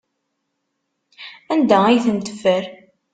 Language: Kabyle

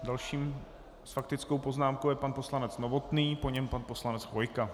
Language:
Czech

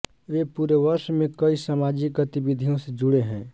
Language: Hindi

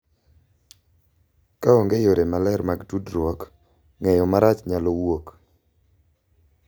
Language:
Luo (Kenya and Tanzania)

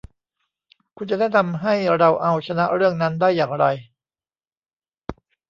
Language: Thai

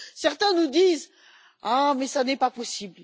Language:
French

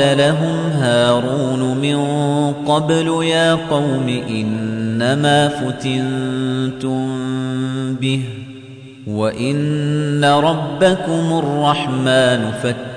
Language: Arabic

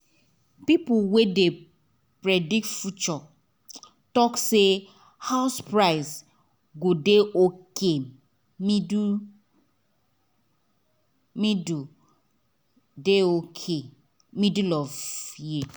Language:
Nigerian Pidgin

